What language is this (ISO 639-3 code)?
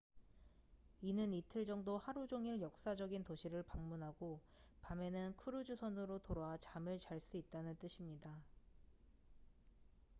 kor